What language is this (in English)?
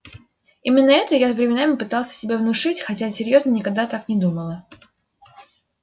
Russian